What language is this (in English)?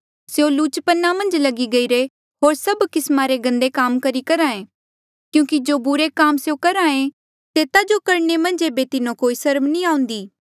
Mandeali